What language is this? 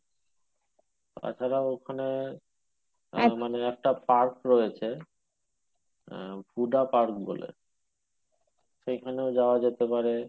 Bangla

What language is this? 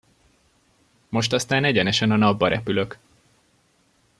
Hungarian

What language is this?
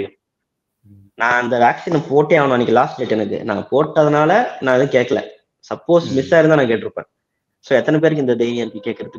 Tamil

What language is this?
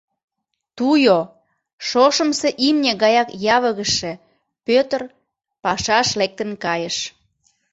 Mari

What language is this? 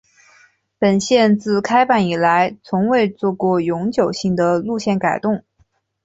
Chinese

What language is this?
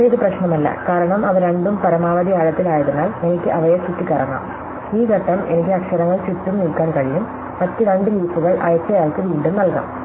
Malayalam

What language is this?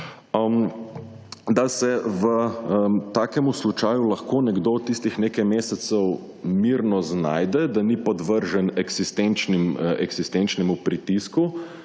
Slovenian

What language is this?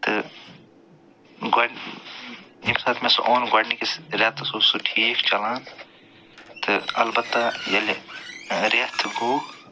Kashmiri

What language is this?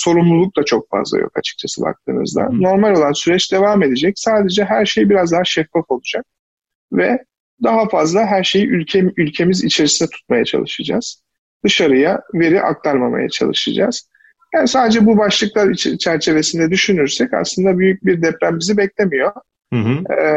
Turkish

